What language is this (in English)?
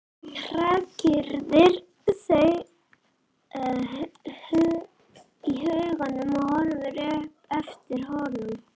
Icelandic